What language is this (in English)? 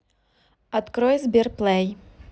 Russian